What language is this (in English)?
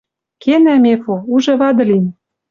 Western Mari